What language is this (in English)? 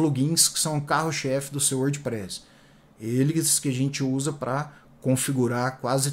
Portuguese